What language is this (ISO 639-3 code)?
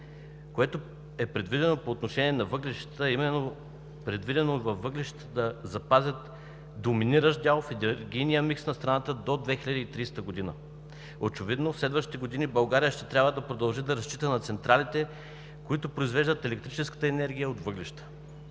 bul